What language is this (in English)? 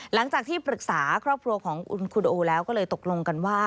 Thai